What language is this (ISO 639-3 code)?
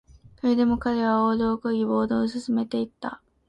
jpn